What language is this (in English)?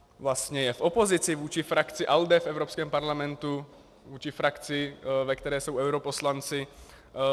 Czech